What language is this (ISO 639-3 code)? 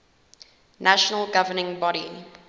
eng